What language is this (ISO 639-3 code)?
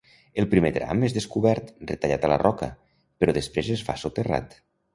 cat